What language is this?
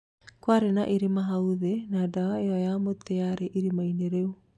Kikuyu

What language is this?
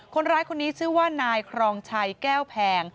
Thai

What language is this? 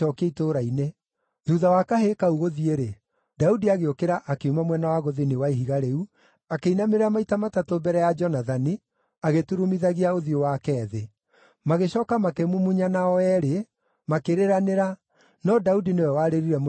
Kikuyu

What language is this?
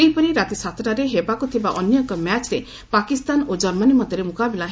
Odia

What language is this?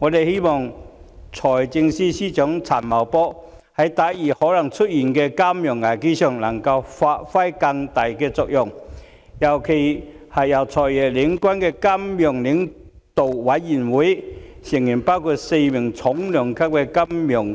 Cantonese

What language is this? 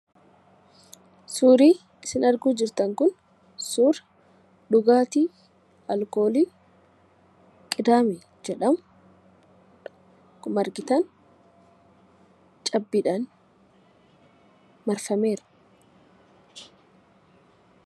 Oromo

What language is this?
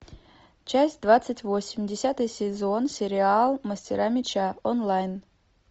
Russian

